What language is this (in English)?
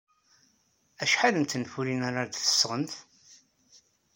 Kabyle